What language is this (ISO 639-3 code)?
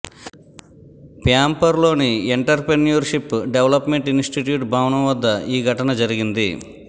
tel